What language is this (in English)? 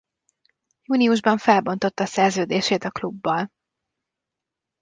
Hungarian